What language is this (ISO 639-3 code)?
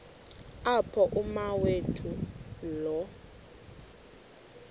xho